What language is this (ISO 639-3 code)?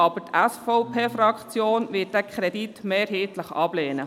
gsw